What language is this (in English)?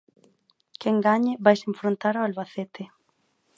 Galician